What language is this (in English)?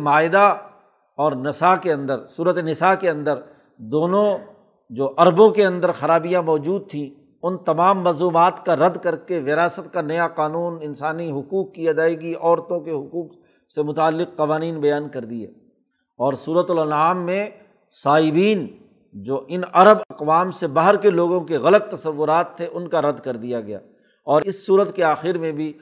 Urdu